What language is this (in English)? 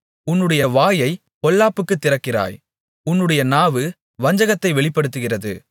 Tamil